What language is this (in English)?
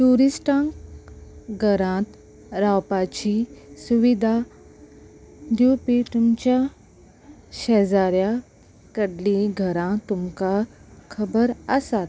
Konkani